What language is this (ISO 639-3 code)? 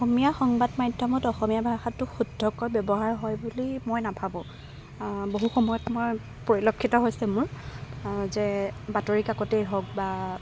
asm